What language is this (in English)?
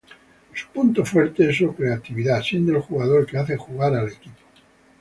Spanish